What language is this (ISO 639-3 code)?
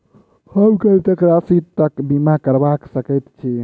mai